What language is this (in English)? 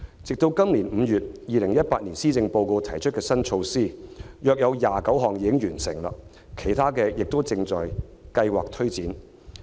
Cantonese